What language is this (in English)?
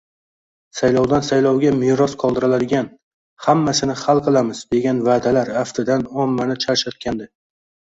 Uzbek